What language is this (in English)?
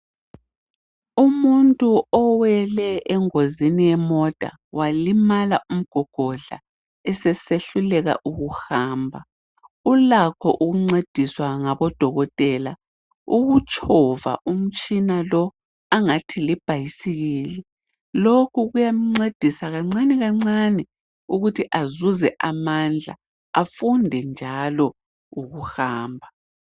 North Ndebele